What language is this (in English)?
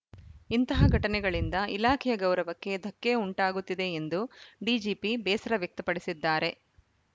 Kannada